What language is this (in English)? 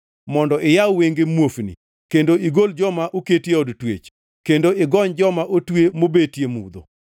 Luo (Kenya and Tanzania)